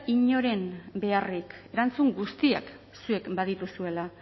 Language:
Basque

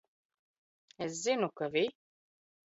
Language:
Latvian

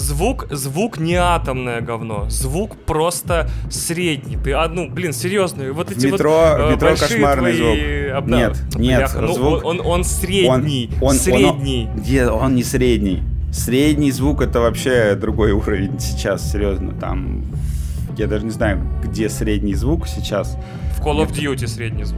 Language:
Russian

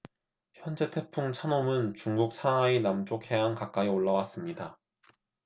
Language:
Korean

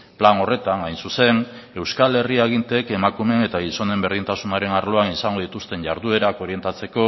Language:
Basque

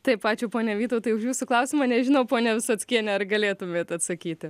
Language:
Lithuanian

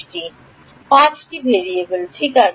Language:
Bangla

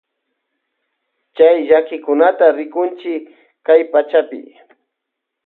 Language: Loja Highland Quichua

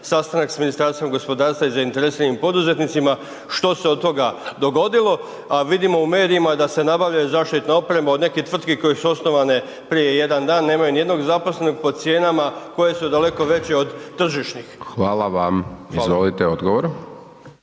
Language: Croatian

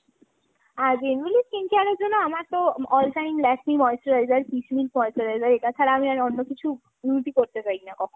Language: Bangla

